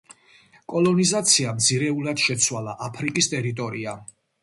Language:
Georgian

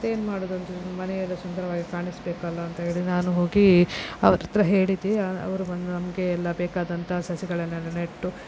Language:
Kannada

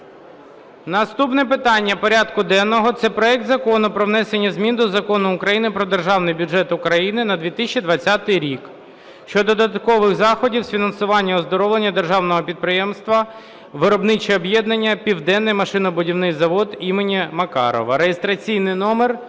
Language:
Ukrainian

